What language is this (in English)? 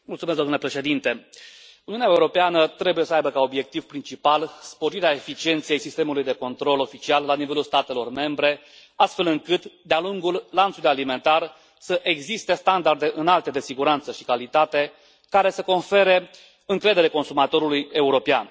Romanian